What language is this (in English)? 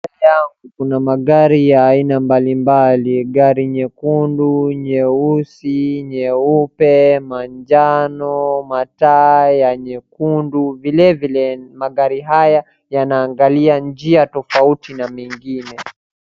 Swahili